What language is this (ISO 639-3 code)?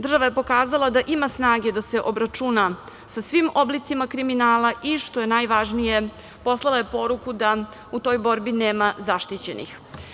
srp